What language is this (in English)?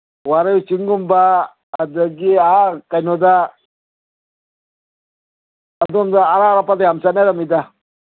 Manipuri